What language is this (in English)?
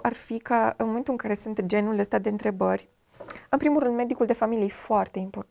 Romanian